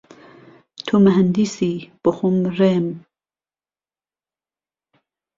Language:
Central Kurdish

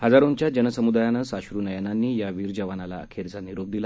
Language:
Marathi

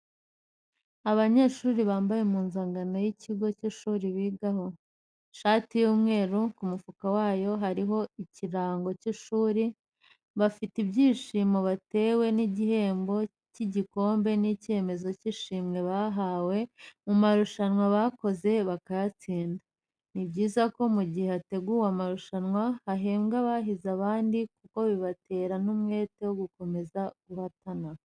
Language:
Kinyarwanda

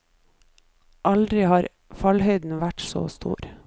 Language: Norwegian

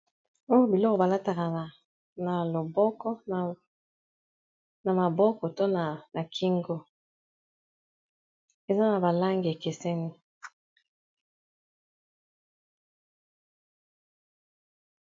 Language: Lingala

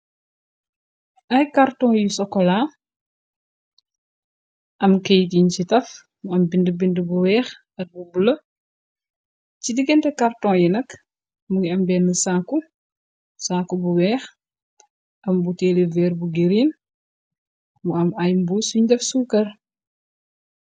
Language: Wolof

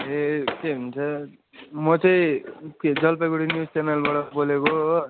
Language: Nepali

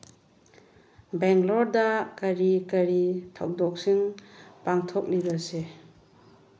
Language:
Manipuri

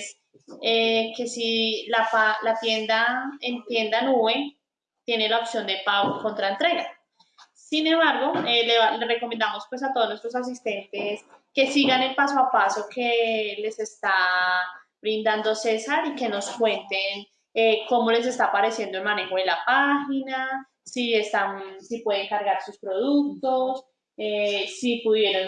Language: Spanish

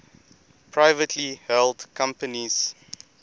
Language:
English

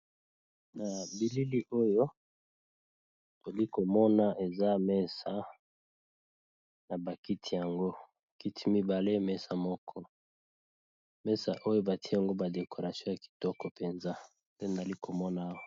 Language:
Lingala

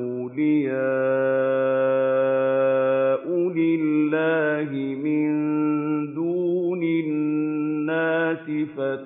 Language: Arabic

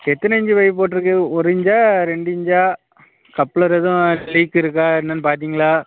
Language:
Tamil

